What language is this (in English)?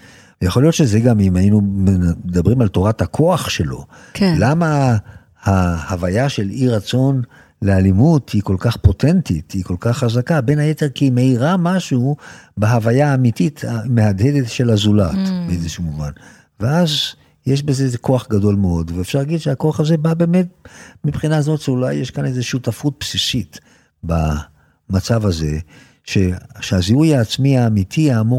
Hebrew